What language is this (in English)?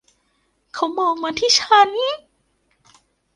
Thai